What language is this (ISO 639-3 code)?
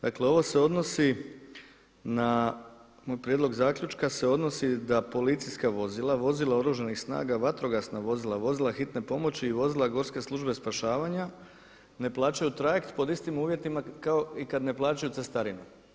hrv